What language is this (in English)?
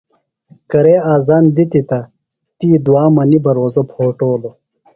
Phalura